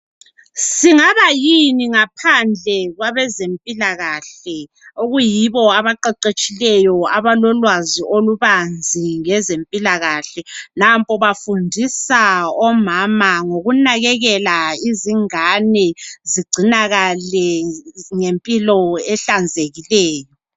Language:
North Ndebele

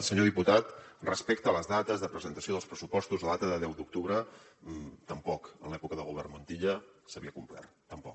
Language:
Catalan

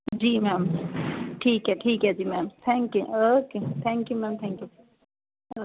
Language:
Punjabi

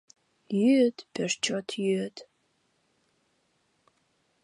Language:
Mari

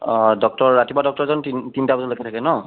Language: Assamese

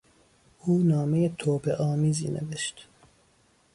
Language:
Persian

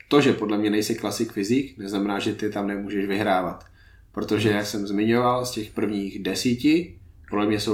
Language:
Czech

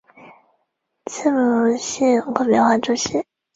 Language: Chinese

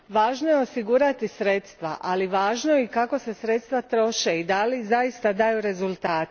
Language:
Croatian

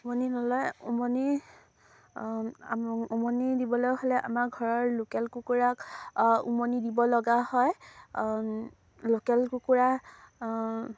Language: Assamese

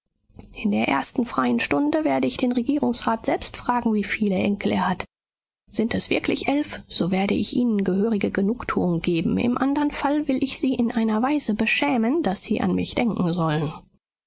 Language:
German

